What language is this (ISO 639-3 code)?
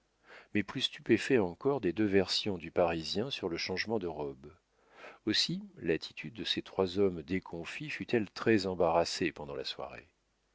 fra